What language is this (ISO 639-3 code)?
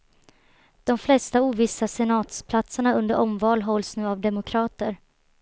swe